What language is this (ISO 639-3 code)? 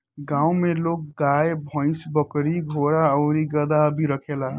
bho